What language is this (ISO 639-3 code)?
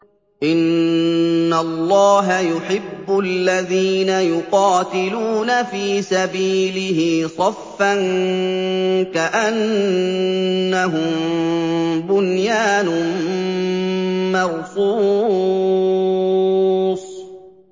ara